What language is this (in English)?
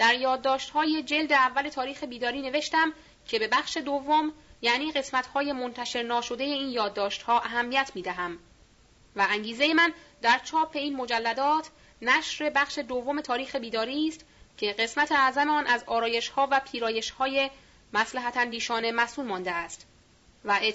Persian